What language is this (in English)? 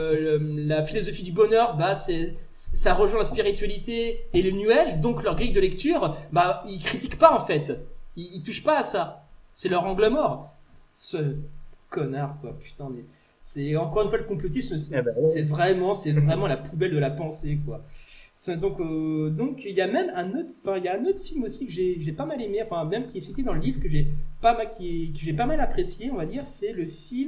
French